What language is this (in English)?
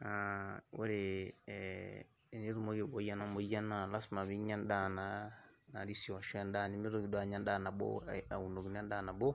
Masai